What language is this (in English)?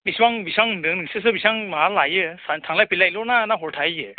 Bodo